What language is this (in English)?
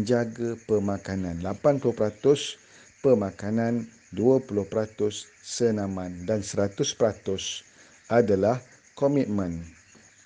Malay